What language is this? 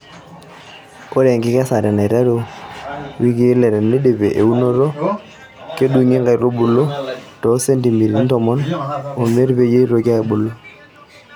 Masai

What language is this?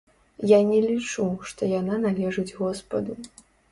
Belarusian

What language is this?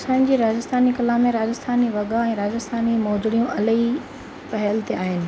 Sindhi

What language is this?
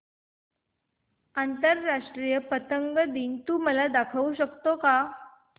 Marathi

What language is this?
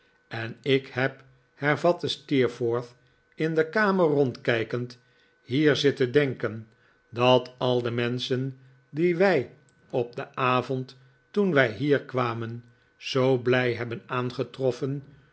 Dutch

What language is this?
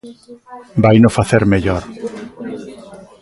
Galician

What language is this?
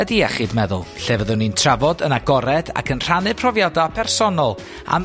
Welsh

